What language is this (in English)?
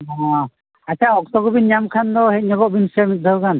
Santali